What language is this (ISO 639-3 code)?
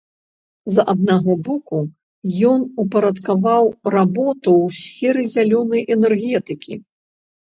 bel